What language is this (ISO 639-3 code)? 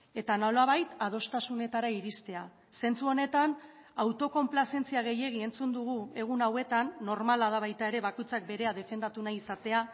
eus